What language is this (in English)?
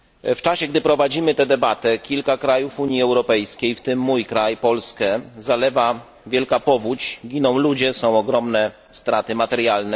Polish